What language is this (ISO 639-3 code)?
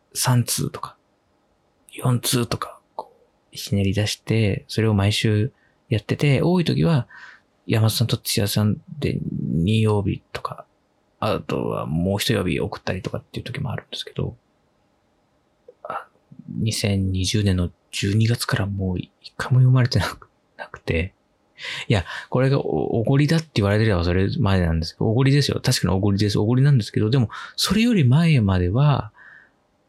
jpn